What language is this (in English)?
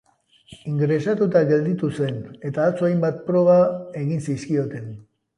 Basque